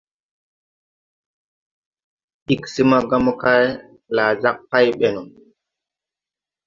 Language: Tupuri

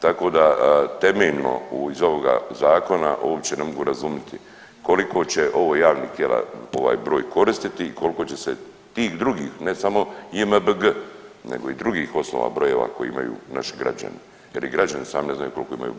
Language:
Croatian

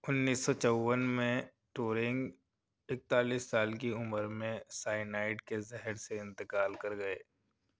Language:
Urdu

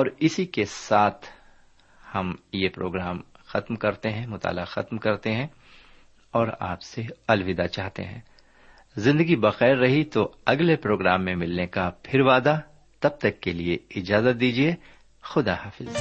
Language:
Urdu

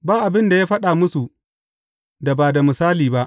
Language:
Hausa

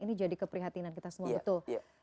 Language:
Indonesian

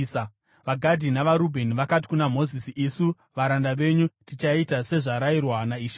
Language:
Shona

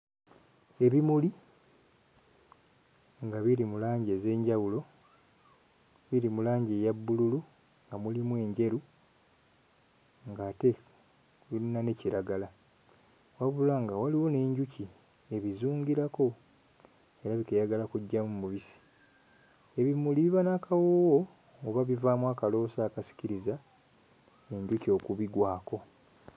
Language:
Ganda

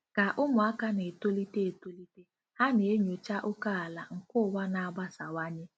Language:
Igbo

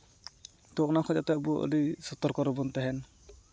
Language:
Santali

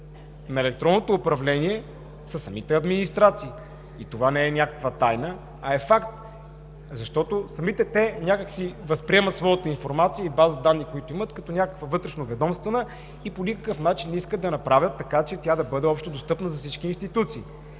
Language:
Bulgarian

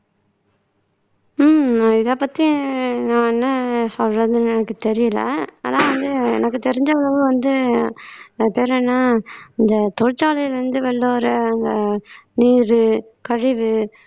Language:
Tamil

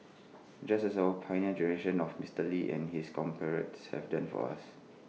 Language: English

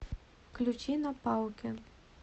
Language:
Russian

